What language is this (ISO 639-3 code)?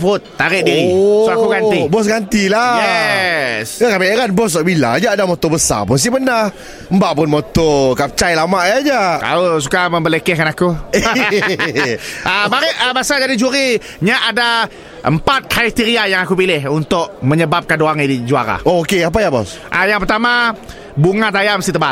msa